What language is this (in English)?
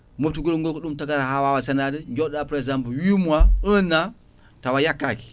Fula